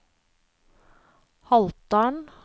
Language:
Norwegian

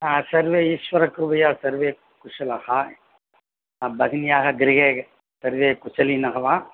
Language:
Sanskrit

